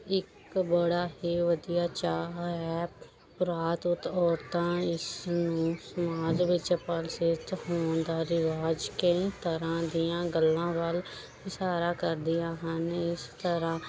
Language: Punjabi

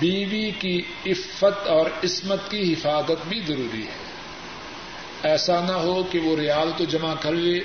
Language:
Urdu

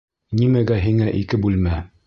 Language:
Bashkir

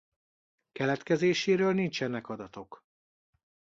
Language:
Hungarian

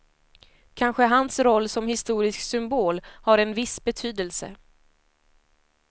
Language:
Swedish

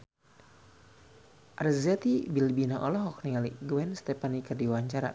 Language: Sundanese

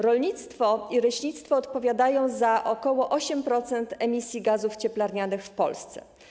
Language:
Polish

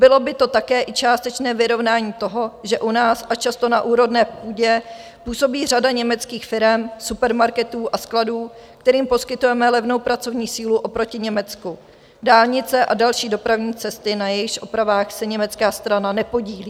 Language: Czech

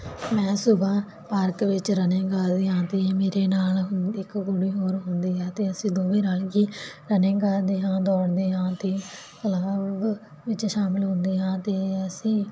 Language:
Punjabi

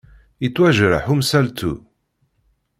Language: Kabyle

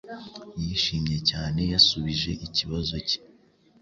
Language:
Kinyarwanda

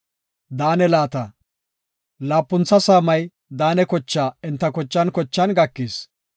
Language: Gofa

